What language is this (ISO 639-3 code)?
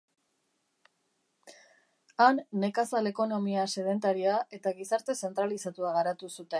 eus